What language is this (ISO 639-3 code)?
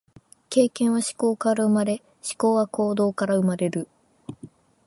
jpn